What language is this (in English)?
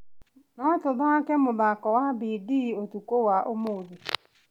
Kikuyu